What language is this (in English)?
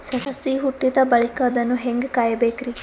Kannada